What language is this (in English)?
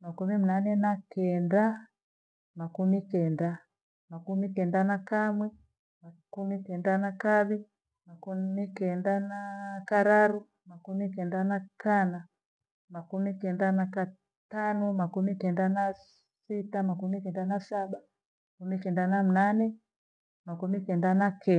Gweno